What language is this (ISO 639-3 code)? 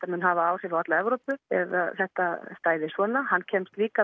isl